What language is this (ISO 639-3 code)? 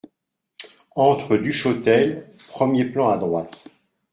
fra